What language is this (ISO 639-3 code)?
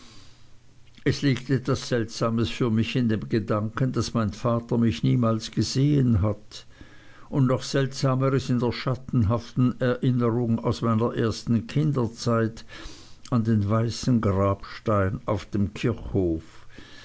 deu